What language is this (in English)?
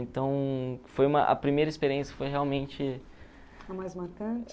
Portuguese